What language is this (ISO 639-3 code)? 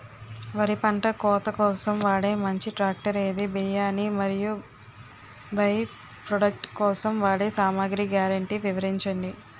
tel